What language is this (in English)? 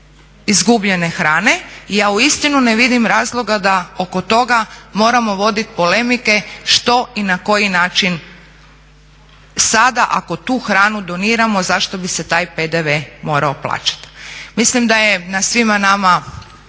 Croatian